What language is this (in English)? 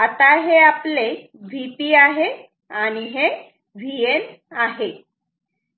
Marathi